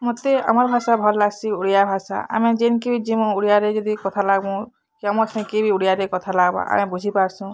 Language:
Odia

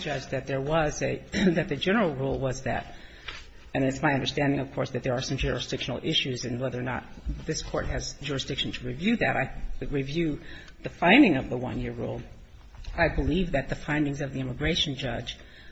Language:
English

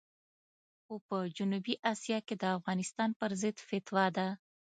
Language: Pashto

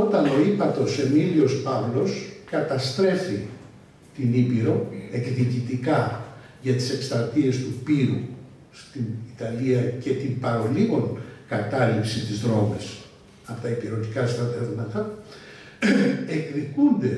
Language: Greek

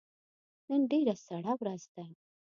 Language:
Pashto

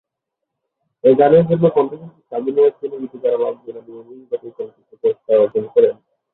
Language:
Bangla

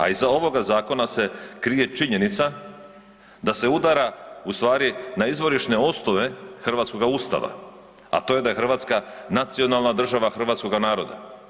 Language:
Croatian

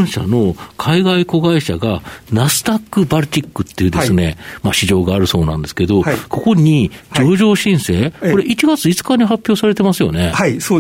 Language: Japanese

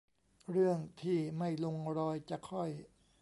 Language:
Thai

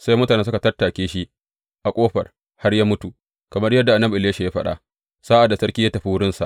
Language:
Hausa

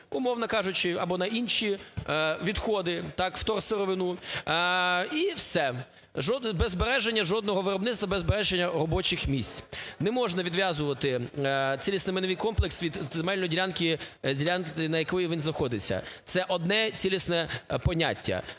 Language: Ukrainian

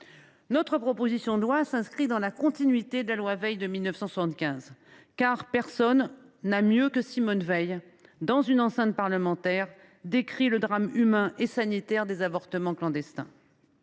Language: French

